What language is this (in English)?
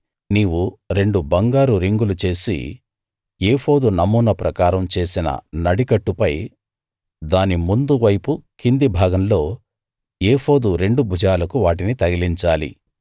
Telugu